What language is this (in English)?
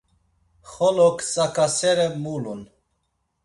Laz